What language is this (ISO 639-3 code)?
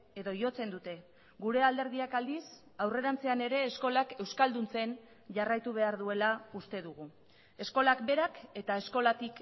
eus